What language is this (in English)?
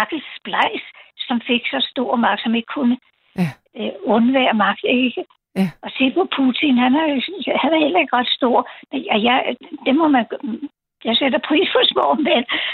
Danish